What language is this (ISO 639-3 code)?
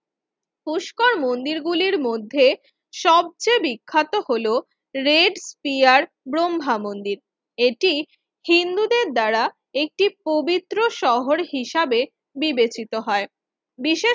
ben